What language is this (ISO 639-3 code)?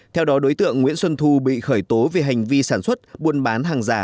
vie